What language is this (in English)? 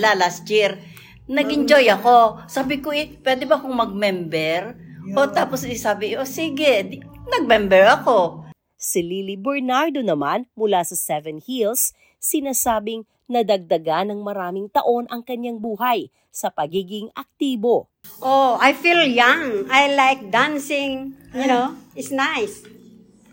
Filipino